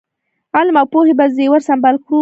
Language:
Pashto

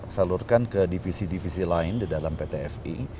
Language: Indonesian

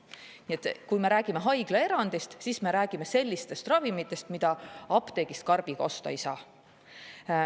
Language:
Estonian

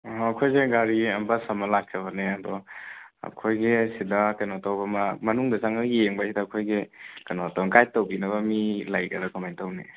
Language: Manipuri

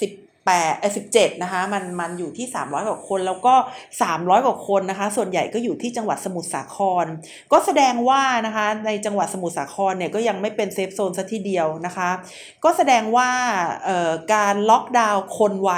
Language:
Thai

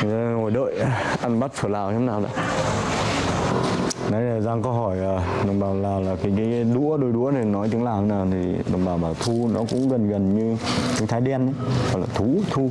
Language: Vietnamese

